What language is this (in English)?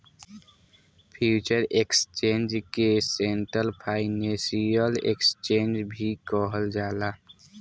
Bhojpuri